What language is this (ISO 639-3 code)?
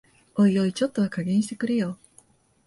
jpn